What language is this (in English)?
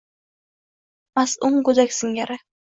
Uzbek